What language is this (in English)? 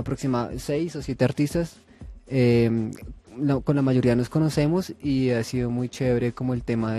Spanish